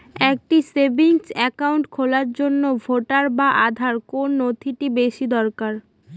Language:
Bangla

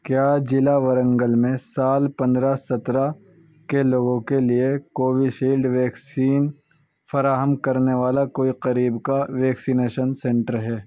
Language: Urdu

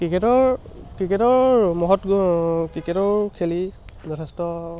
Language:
Assamese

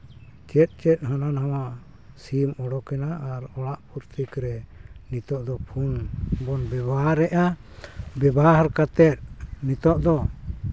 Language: Santali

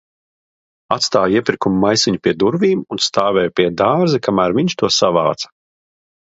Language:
Latvian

